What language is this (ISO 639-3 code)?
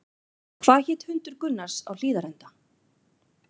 isl